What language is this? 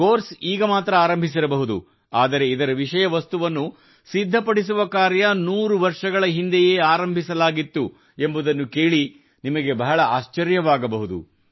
Kannada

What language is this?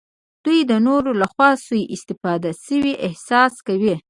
Pashto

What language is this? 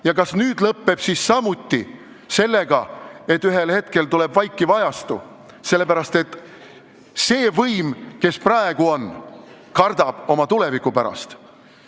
Estonian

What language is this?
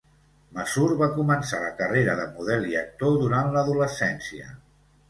Catalan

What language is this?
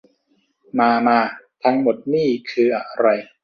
Thai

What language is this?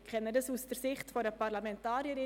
Swiss German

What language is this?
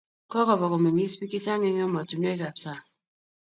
Kalenjin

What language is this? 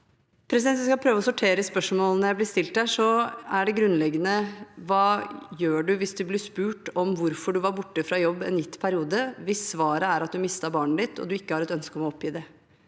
Norwegian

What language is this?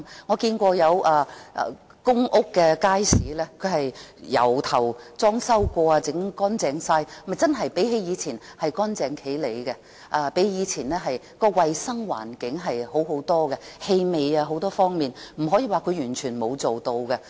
Cantonese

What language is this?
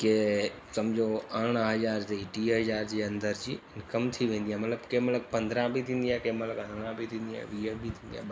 Sindhi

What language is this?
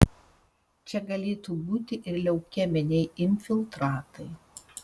Lithuanian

